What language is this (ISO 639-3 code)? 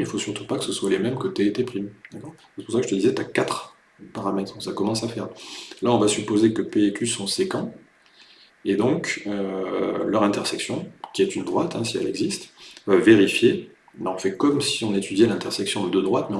fra